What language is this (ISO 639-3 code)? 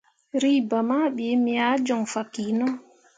mua